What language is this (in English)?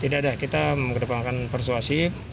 Indonesian